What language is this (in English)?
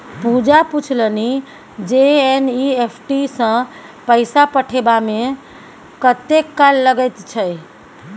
Maithili